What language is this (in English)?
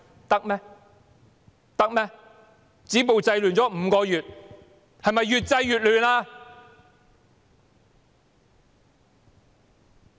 Cantonese